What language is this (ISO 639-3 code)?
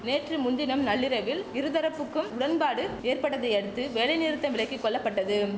tam